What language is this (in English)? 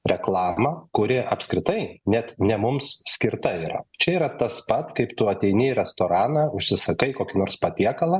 Lithuanian